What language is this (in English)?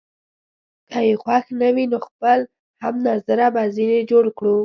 Pashto